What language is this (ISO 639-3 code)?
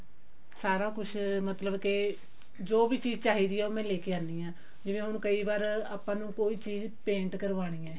pan